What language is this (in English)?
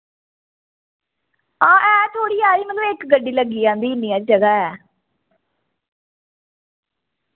Dogri